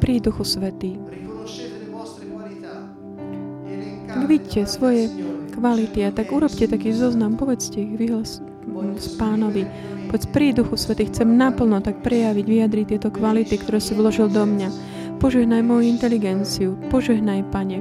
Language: Slovak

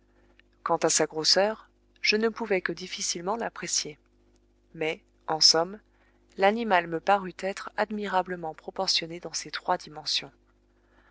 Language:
French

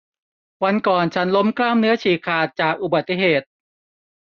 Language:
Thai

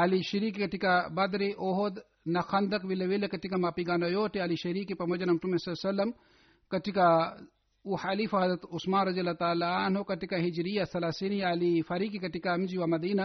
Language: Swahili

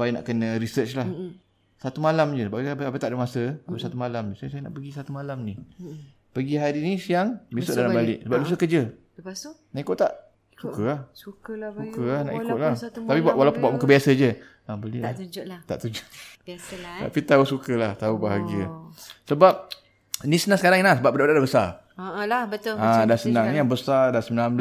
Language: Malay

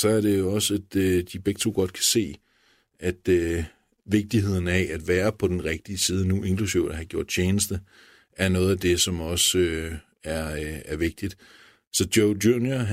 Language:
Danish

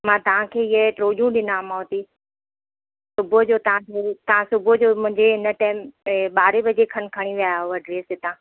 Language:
Sindhi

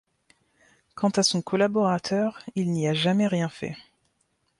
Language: French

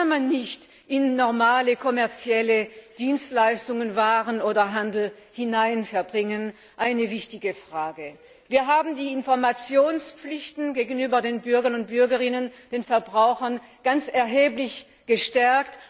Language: German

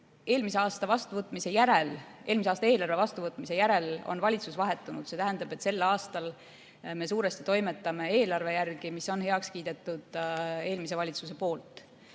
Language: Estonian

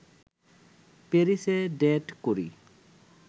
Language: Bangla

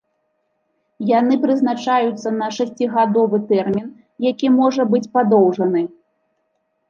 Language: Belarusian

